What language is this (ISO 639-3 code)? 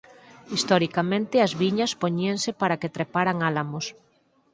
glg